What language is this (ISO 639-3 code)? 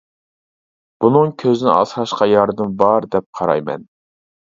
uig